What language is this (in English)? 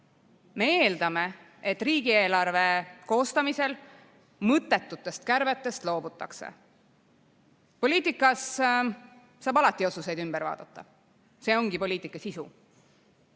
Estonian